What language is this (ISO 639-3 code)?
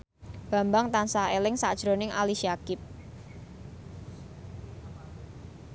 jav